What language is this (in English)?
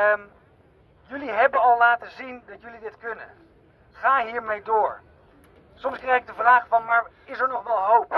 Dutch